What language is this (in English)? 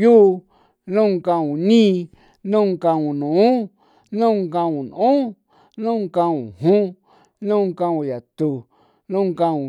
San Felipe Otlaltepec Popoloca